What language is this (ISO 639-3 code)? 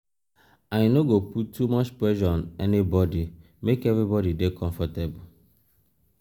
pcm